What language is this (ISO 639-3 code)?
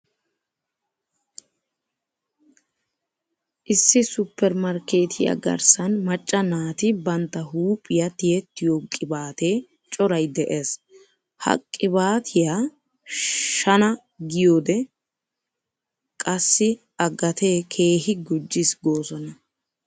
wal